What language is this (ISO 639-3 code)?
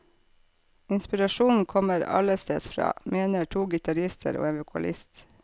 nor